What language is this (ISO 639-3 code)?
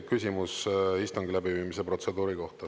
est